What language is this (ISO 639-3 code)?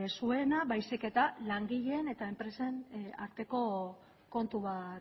eus